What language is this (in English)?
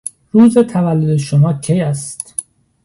Persian